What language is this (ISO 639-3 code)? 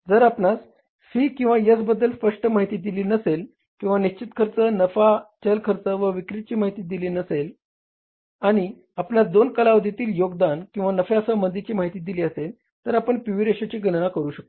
mar